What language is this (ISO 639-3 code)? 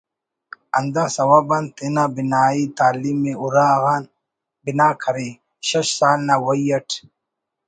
brh